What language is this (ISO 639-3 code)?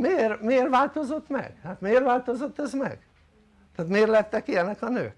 hun